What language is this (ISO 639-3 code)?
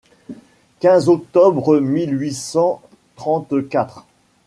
fra